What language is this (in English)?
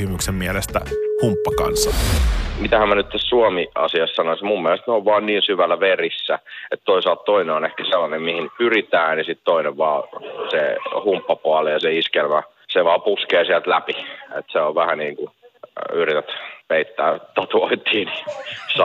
Finnish